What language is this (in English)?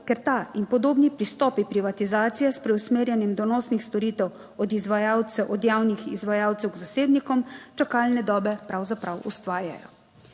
Slovenian